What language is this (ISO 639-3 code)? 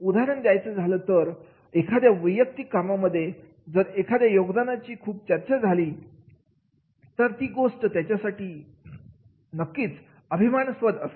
mar